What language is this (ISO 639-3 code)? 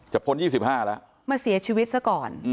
tha